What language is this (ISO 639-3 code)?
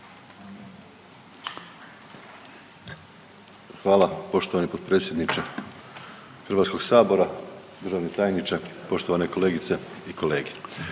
hrv